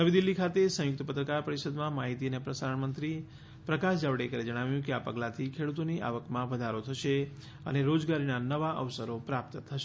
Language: Gujarati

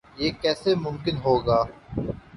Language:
Urdu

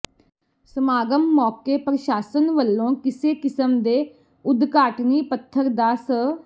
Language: Punjabi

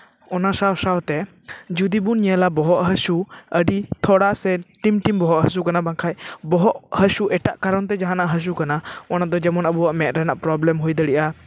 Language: Santali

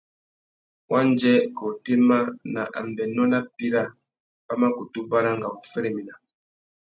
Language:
Tuki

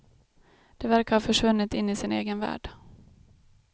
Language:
Swedish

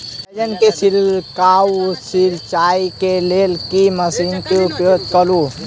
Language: Maithili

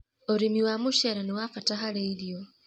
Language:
Kikuyu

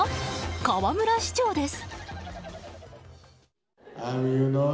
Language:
Japanese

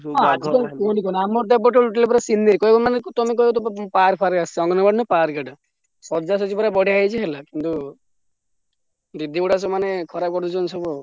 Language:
Odia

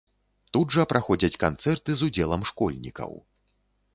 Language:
Belarusian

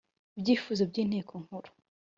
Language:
Kinyarwanda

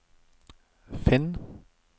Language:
Norwegian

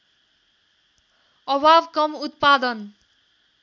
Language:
Nepali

